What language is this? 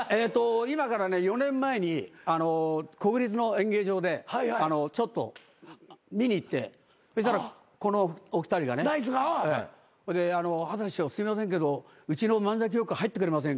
Japanese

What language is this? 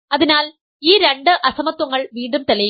Malayalam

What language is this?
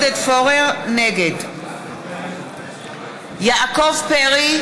Hebrew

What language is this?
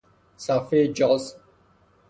Persian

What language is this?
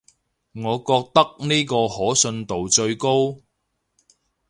Cantonese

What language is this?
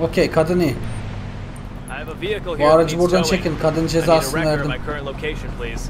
Turkish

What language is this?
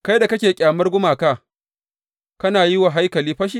Hausa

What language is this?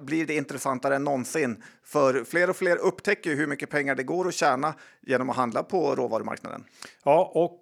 Swedish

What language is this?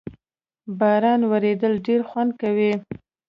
Pashto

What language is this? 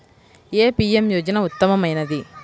Telugu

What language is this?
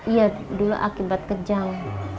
Indonesian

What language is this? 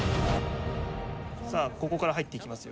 Japanese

